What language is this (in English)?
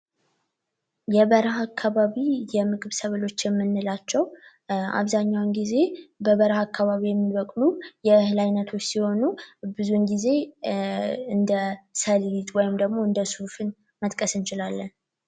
Amharic